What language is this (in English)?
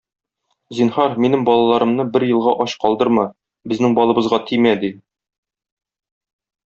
Tatar